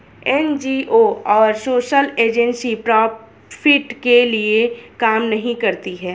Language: Hindi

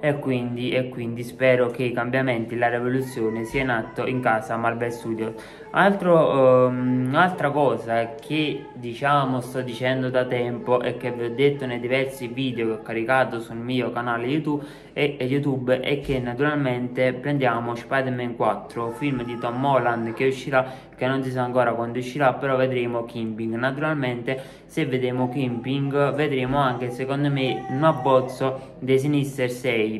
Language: Italian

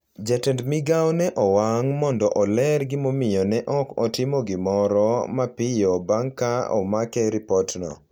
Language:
Luo (Kenya and Tanzania)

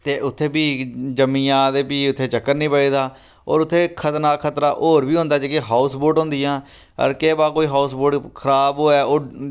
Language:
Dogri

